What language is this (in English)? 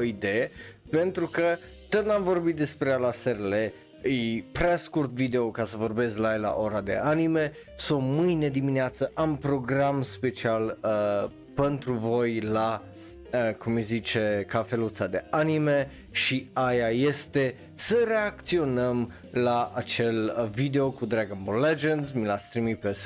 Romanian